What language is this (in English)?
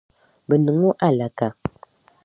Dagbani